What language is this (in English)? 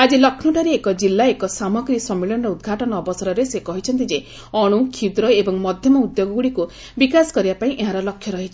Odia